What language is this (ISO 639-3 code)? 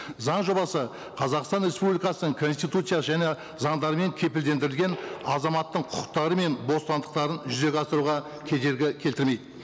kaz